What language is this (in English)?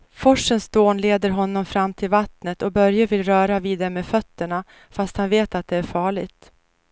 Swedish